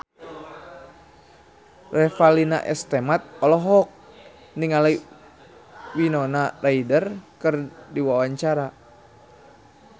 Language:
Sundanese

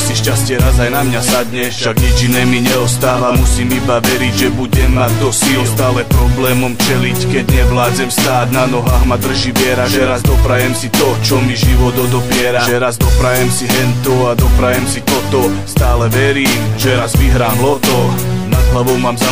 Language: Slovak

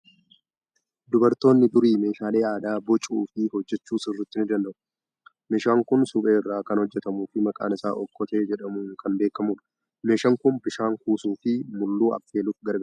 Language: Oromo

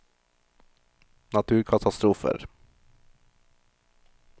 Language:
Norwegian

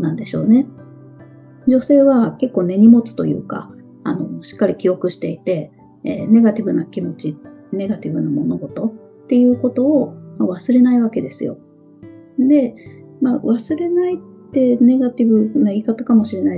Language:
Japanese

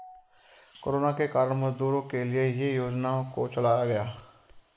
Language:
Hindi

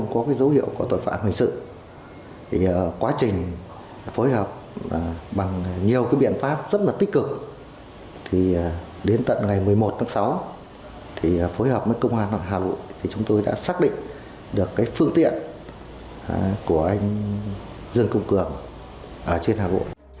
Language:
Vietnamese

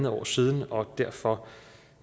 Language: Danish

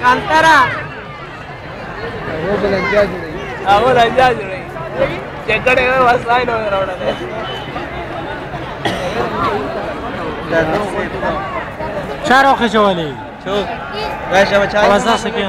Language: Arabic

